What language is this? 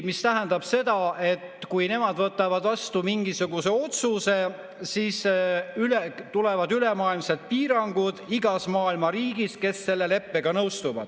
Estonian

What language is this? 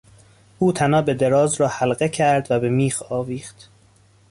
Persian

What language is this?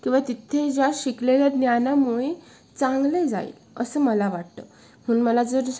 Marathi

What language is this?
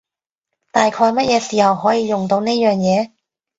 Cantonese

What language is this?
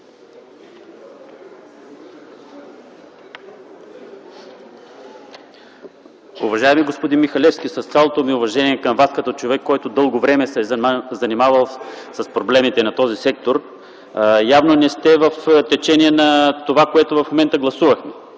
Bulgarian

